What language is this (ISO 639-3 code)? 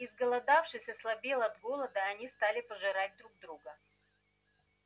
rus